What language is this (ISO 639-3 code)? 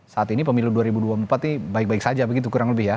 ind